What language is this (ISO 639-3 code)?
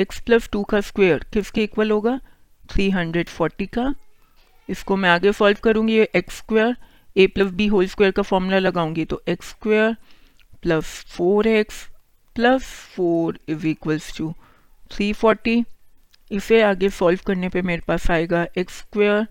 hin